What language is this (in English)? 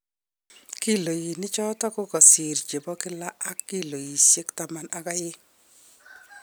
Kalenjin